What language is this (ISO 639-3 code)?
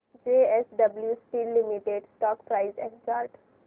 mar